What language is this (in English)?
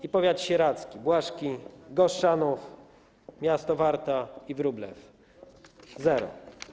Polish